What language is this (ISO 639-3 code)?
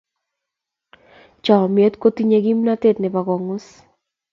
kln